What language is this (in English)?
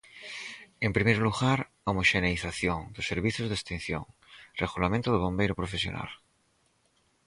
Galician